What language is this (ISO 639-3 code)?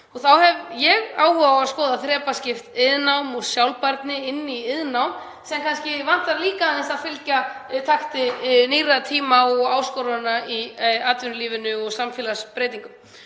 isl